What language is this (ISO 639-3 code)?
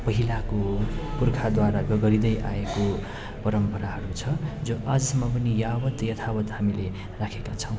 nep